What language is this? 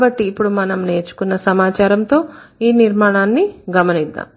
Telugu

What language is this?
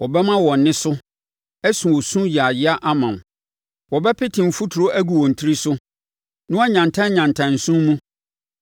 Akan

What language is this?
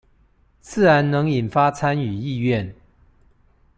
Chinese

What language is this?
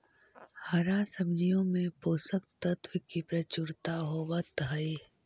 Magahi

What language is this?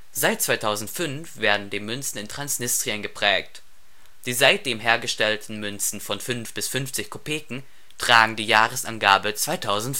German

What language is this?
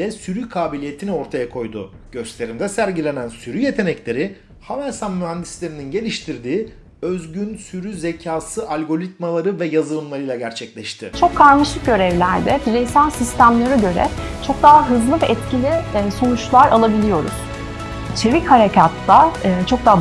Turkish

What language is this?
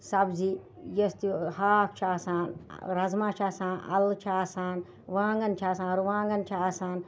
Kashmiri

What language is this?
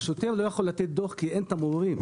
Hebrew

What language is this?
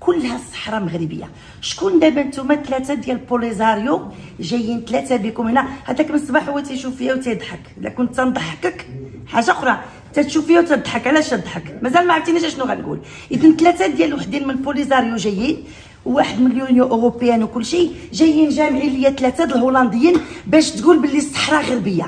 Arabic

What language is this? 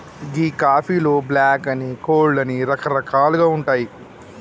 Telugu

